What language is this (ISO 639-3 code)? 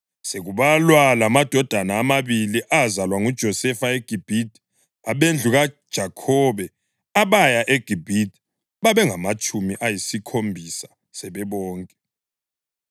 nde